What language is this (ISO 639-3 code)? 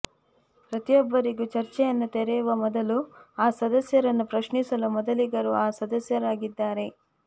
kan